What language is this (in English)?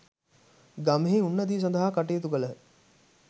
Sinhala